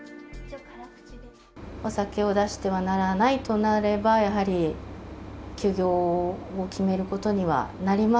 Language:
Japanese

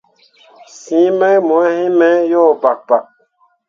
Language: Mundang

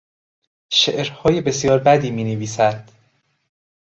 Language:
Persian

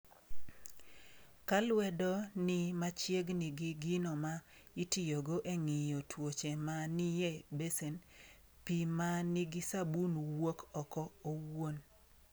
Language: Luo (Kenya and Tanzania)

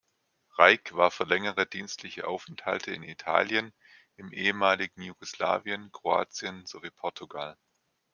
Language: German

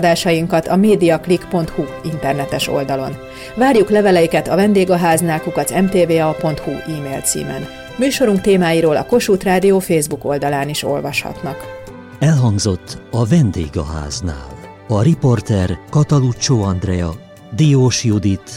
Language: Hungarian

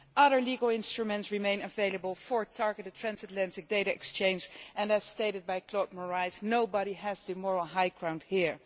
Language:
English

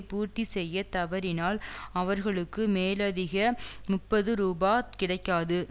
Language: Tamil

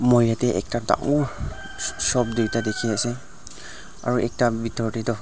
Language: Naga Pidgin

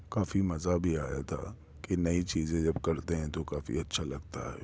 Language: Urdu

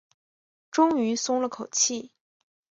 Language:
Chinese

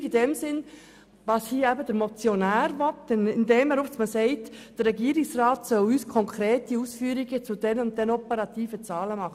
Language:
Swiss German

